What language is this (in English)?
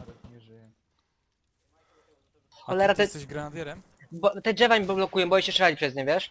Polish